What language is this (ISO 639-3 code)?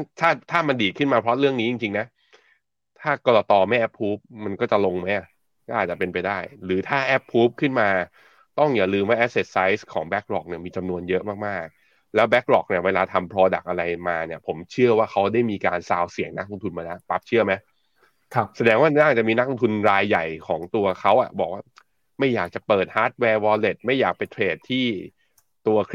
tha